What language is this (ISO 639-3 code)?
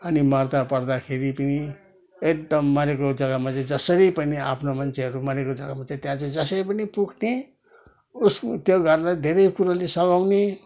nep